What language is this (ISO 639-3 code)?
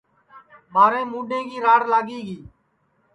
ssi